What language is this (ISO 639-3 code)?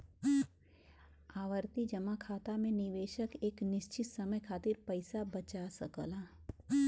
bho